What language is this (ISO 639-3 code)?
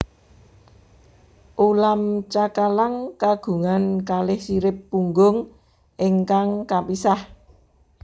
jav